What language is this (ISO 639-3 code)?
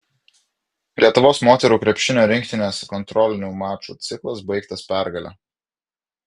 lit